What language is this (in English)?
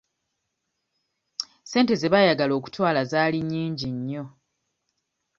Ganda